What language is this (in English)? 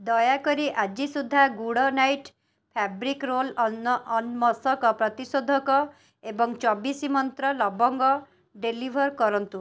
Odia